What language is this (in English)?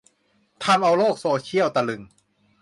Thai